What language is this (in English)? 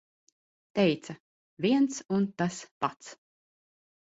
Latvian